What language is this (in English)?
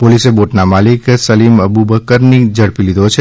Gujarati